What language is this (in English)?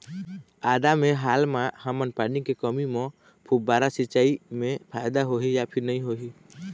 Chhattisgarhi